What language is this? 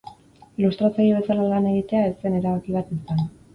Basque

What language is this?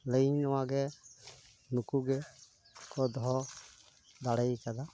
Santali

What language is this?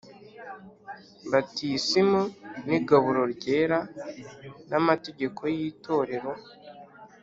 Kinyarwanda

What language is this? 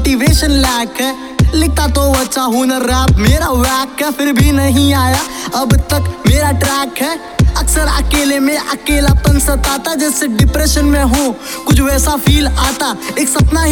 Hindi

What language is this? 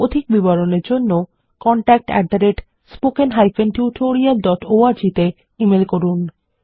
Bangla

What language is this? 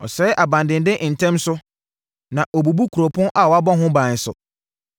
Akan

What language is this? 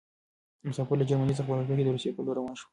Pashto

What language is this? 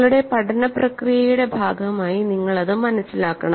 Malayalam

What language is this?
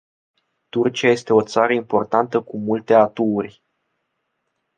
Romanian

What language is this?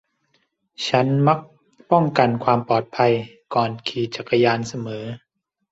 Thai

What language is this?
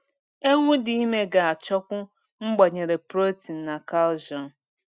Igbo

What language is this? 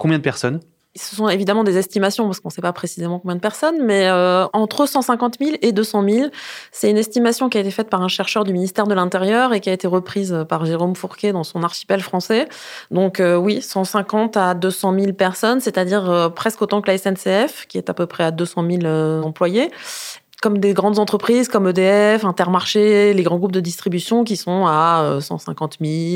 French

